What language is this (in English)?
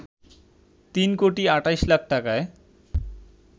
Bangla